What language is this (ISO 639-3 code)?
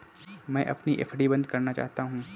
hin